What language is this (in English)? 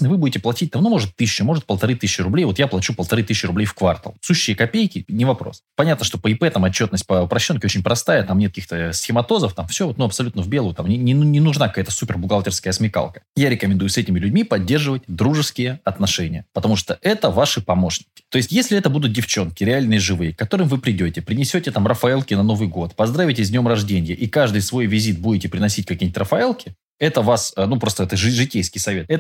Russian